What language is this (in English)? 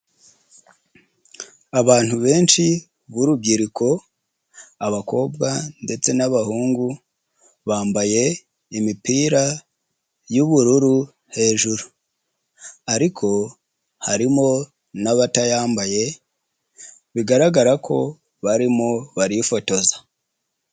Kinyarwanda